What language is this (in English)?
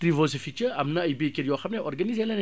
Wolof